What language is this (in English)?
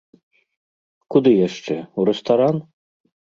Belarusian